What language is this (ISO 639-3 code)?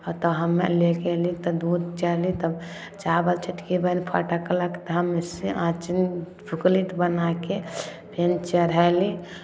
mai